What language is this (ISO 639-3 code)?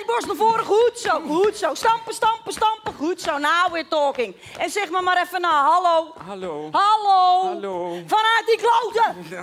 nld